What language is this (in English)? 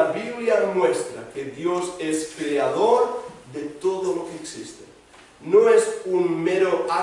Spanish